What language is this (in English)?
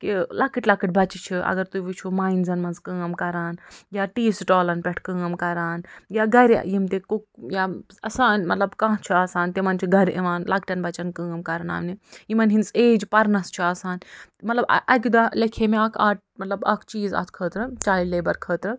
Kashmiri